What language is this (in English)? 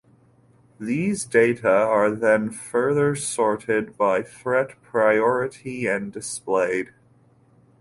English